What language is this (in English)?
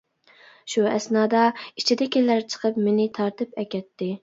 Uyghur